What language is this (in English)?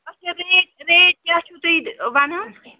Kashmiri